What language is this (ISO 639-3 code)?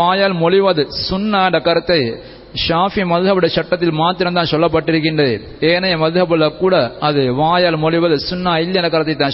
tam